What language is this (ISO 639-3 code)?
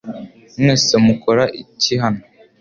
kin